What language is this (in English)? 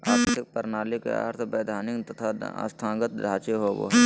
Magahi